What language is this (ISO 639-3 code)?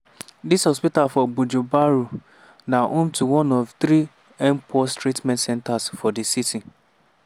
pcm